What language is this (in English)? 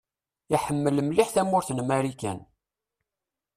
Kabyle